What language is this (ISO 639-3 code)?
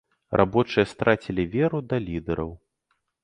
bel